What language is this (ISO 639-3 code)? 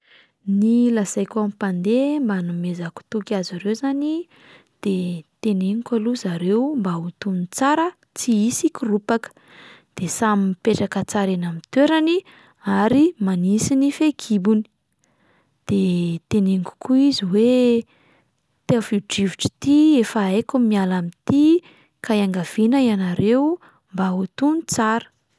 mlg